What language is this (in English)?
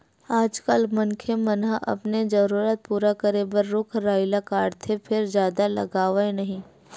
Chhattisgarhi